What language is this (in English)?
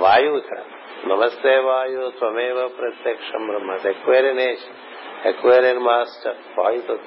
Telugu